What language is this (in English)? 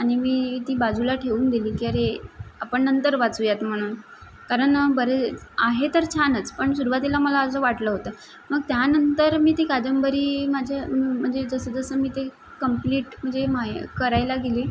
Marathi